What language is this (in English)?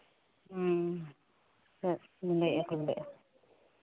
Santali